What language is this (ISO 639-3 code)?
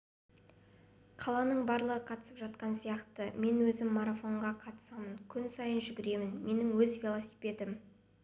kaz